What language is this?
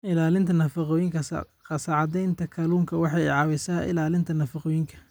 Somali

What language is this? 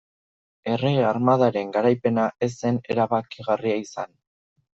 Basque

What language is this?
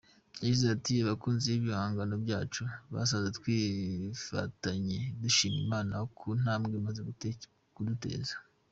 Kinyarwanda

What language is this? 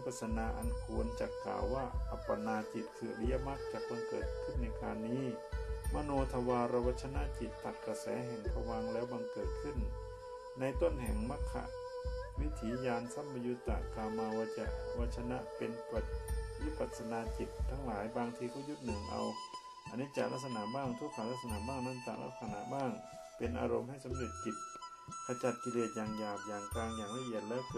Thai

